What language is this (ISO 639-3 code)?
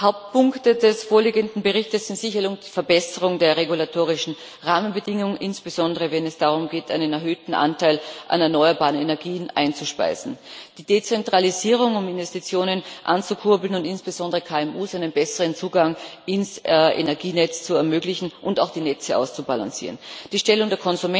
deu